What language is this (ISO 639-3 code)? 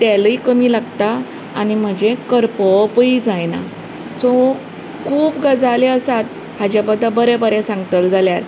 kok